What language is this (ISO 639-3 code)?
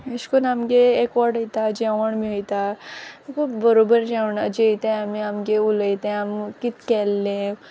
kok